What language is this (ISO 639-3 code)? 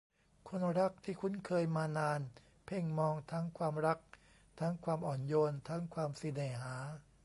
tha